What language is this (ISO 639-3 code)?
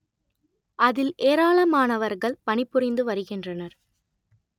tam